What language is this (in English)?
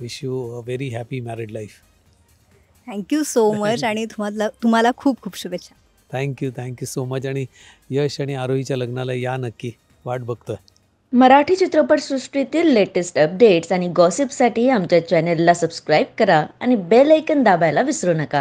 Marathi